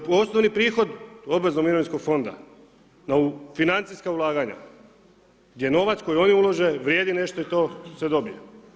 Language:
Croatian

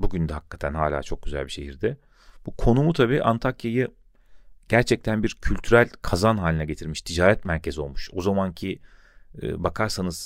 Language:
Turkish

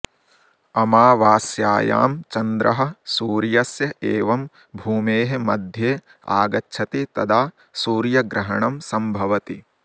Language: Sanskrit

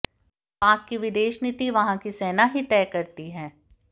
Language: Hindi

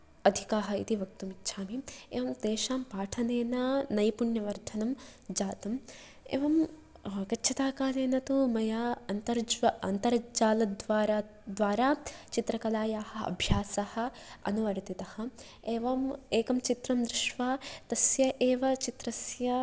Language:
Sanskrit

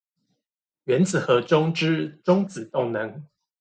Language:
Chinese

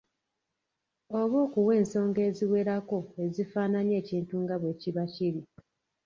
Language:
Ganda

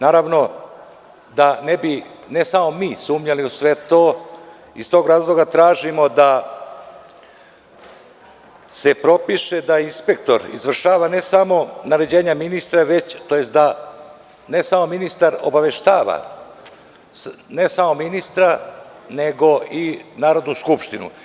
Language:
Serbian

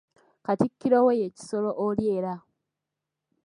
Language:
Ganda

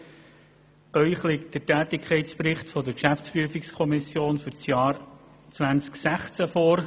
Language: Swiss German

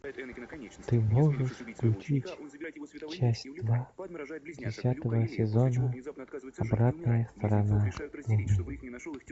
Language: Russian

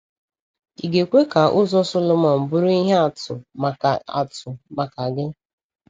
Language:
Igbo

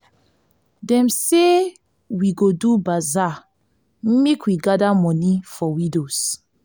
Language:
Nigerian Pidgin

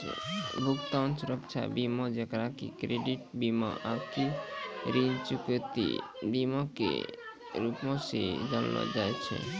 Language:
Maithili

